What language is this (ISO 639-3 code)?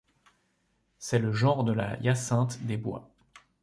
fra